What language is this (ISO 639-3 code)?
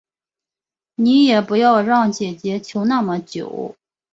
zho